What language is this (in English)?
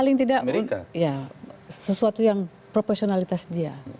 Indonesian